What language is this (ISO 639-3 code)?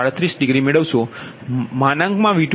guj